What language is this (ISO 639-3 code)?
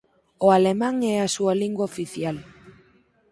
glg